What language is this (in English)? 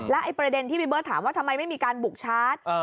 Thai